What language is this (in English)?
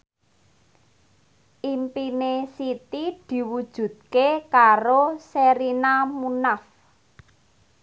Javanese